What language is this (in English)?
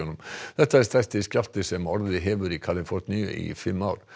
Icelandic